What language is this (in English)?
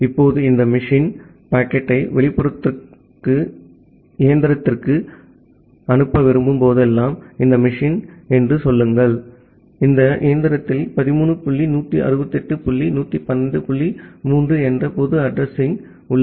Tamil